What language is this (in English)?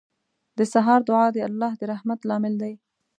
Pashto